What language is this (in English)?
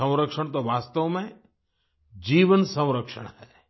Hindi